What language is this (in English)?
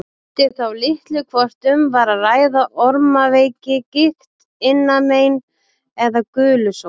Icelandic